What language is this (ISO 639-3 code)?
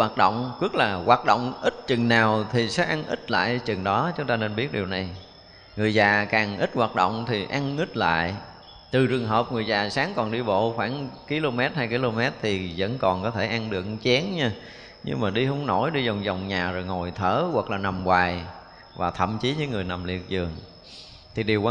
vie